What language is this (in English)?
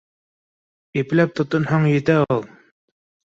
Bashkir